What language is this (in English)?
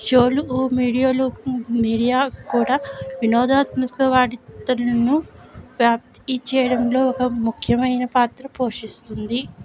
Telugu